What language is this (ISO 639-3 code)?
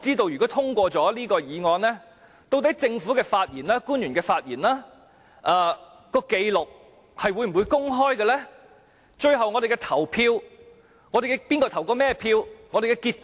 yue